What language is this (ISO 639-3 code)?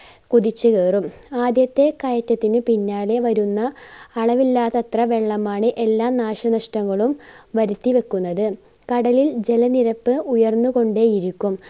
mal